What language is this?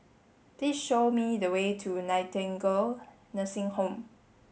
English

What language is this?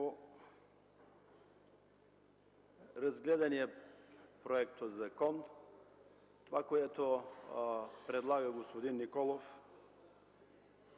Bulgarian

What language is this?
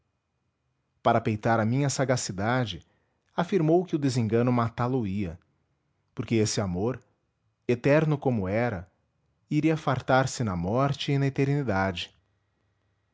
Portuguese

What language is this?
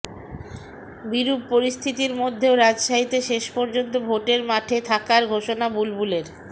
Bangla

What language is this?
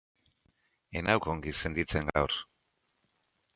Basque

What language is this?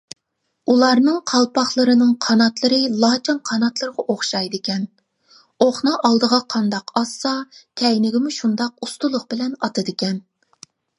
Uyghur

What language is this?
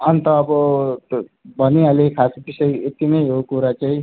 Nepali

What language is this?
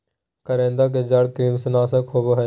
Magahi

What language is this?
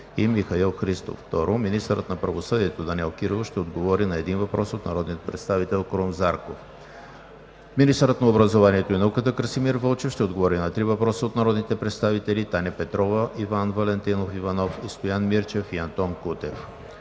Bulgarian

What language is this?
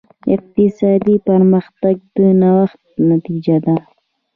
Pashto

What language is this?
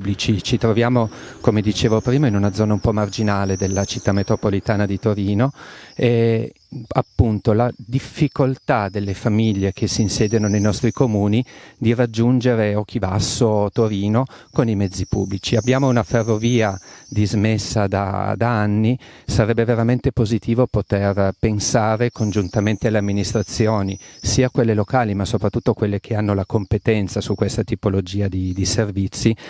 Italian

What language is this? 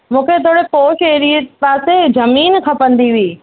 Sindhi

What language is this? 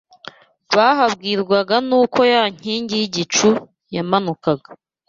Kinyarwanda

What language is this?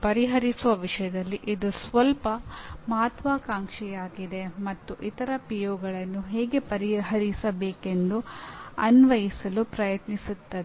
Kannada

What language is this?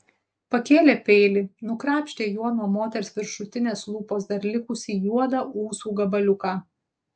Lithuanian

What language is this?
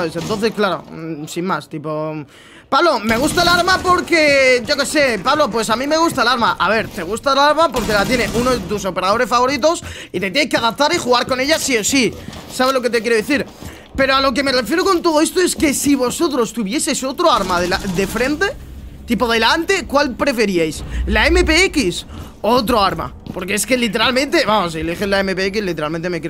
Spanish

